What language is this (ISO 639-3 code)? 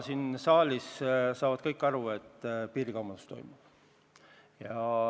est